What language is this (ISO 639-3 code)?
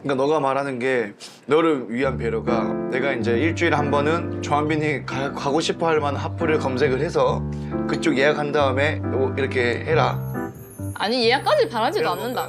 kor